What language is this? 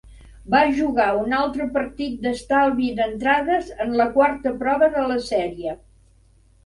Catalan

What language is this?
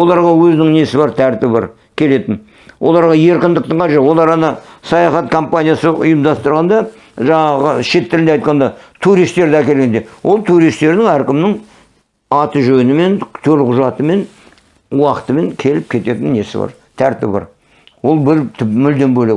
Turkish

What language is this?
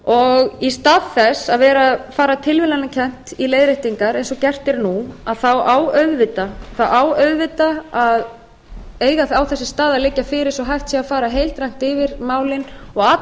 Icelandic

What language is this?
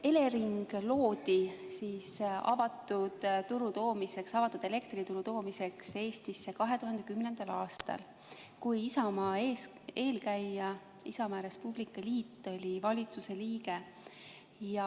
Estonian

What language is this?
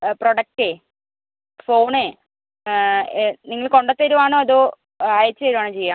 Malayalam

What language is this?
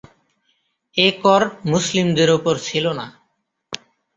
Bangla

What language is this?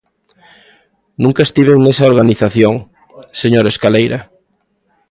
Galician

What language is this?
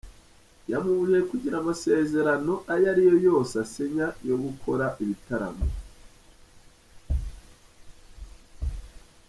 Kinyarwanda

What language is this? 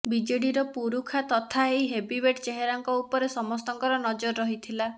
Odia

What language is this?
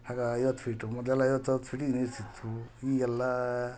Kannada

